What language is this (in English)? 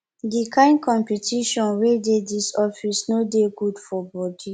Nigerian Pidgin